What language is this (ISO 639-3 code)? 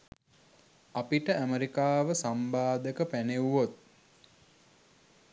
sin